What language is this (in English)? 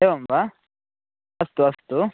Sanskrit